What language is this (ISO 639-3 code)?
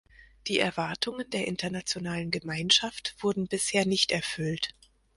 deu